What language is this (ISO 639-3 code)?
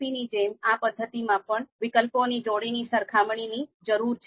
guj